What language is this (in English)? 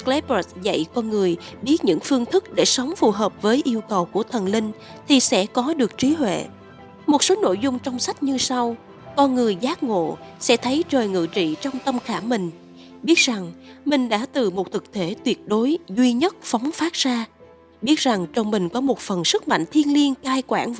Vietnamese